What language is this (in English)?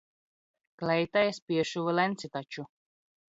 Latvian